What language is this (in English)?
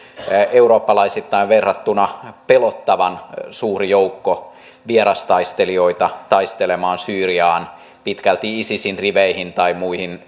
Finnish